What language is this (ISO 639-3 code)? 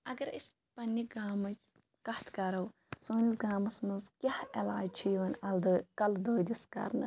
kas